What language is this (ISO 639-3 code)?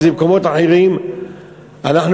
heb